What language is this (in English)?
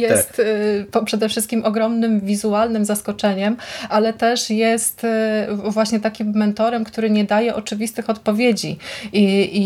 Polish